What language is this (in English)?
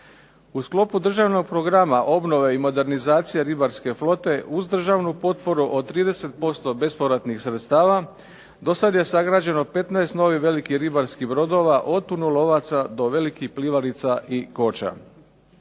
Croatian